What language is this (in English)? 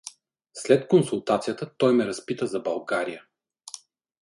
Bulgarian